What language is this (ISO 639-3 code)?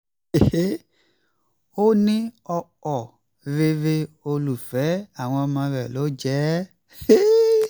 yor